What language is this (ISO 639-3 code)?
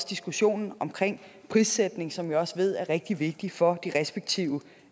dan